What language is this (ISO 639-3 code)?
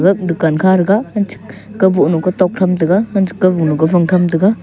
nnp